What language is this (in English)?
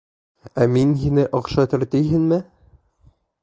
Bashkir